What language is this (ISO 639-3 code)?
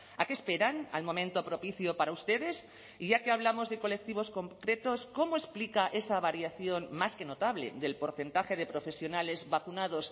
spa